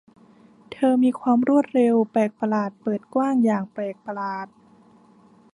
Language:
Thai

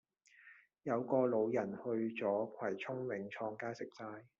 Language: Cantonese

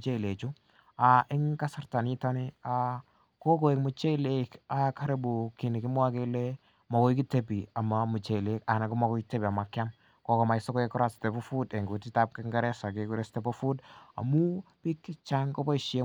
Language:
Kalenjin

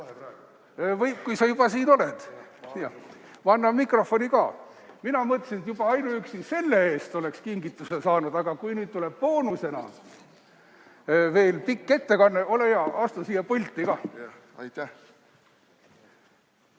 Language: Estonian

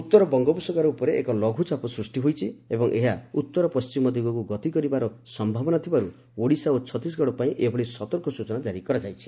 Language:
Odia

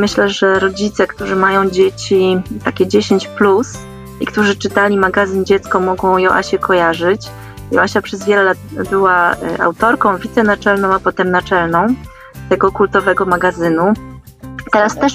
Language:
Polish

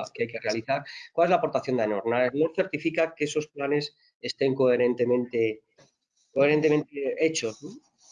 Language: Spanish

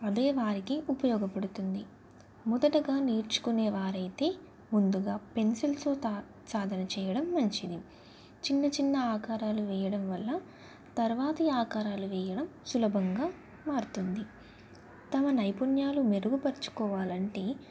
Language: Telugu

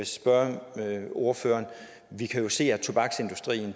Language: Danish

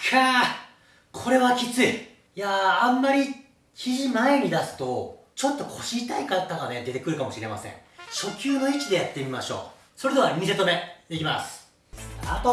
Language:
Japanese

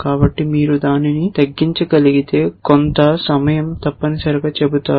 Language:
Telugu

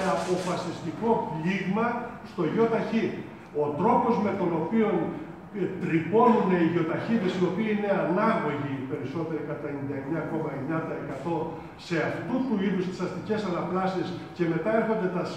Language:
Greek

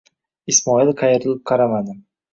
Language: Uzbek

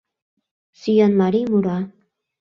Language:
Mari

